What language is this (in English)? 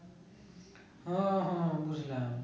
Bangla